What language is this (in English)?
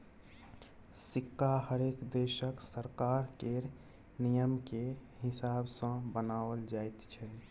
Maithili